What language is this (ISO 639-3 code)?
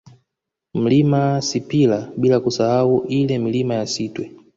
swa